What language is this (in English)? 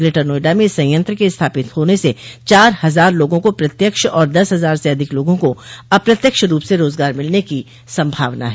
Hindi